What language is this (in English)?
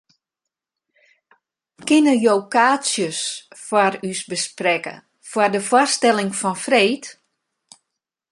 Western Frisian